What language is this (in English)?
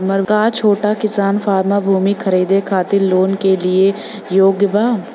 Bhojpuri